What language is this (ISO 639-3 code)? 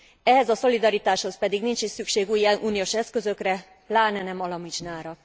hun